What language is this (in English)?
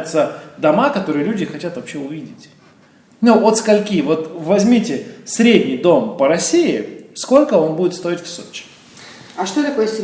Russian